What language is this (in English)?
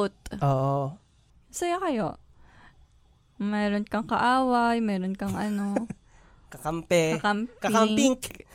Filipino